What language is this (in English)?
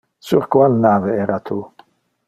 Interlingua